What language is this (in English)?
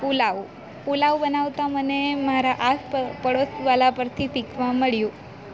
Gujarati